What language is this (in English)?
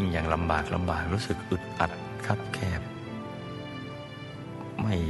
Thai